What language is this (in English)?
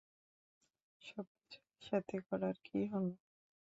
Bangla